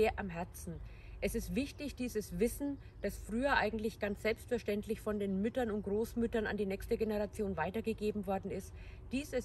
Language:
German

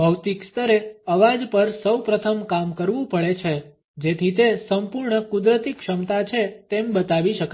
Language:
Gujarati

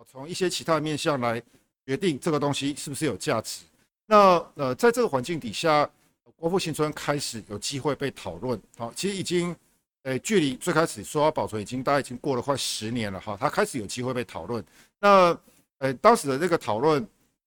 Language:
Chinese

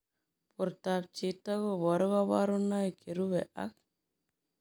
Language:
Kalenjin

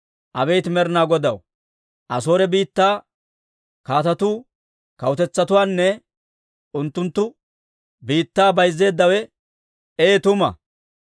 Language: Dawro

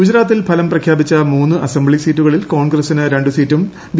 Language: Malayalam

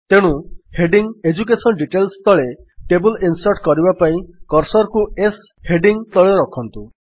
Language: Odia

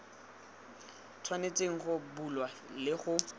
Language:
Tswana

